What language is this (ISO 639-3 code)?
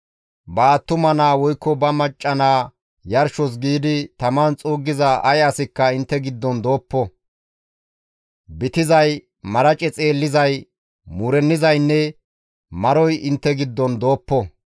gmv